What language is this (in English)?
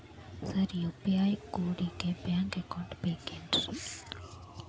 Kannada